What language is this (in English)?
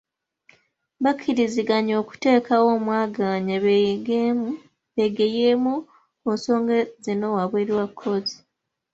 Ganda